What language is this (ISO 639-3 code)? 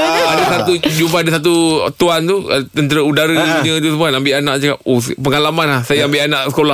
msa